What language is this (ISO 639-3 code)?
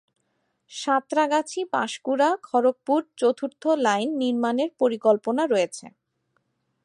ben